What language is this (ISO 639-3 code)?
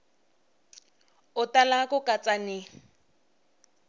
tso